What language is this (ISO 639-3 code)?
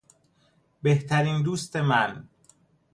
fas